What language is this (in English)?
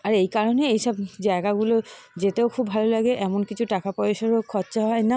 Bangla